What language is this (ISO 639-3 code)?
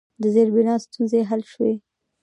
pus